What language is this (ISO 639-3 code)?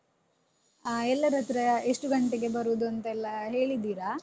kan